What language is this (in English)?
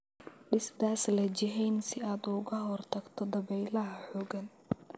Somali